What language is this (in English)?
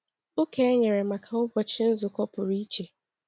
Igbo